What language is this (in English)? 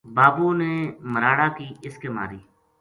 Gujari